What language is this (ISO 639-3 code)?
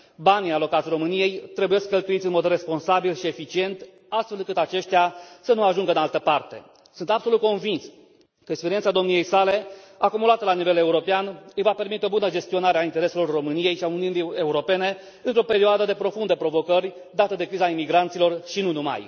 ron